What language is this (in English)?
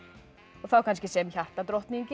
Icelandic